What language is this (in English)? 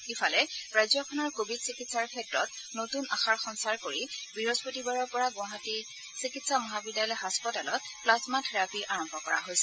Assamese